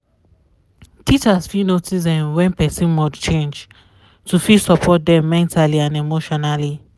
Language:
Nigerian Pidgin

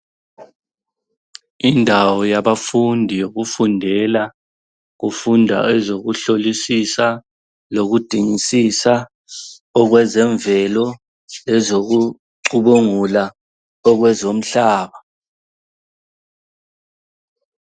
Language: North Ndebele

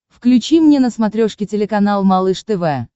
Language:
Russian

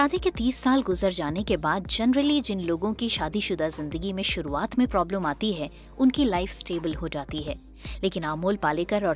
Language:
Hindi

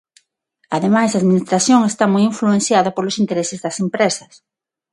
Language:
Galician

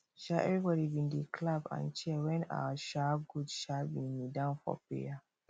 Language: Nigerian Pidgin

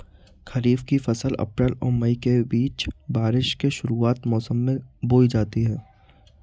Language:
Hindi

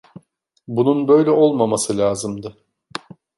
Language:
Turkish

